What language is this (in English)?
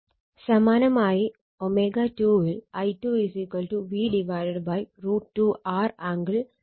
Malayalam